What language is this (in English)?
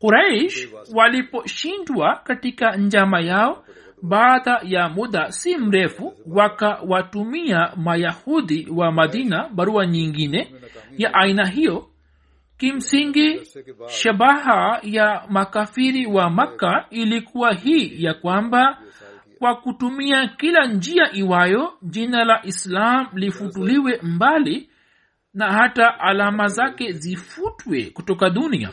Swahili